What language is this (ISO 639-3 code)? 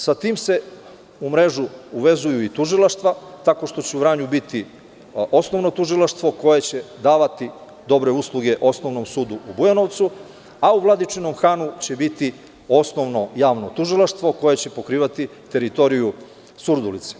srp